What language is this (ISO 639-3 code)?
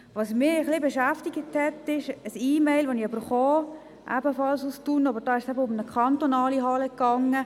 gsw